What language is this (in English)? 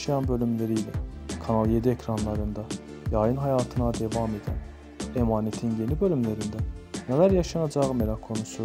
Turkish